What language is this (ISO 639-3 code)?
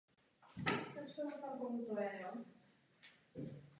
ces